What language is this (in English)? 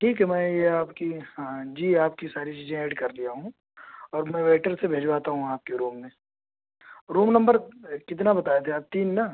Urdu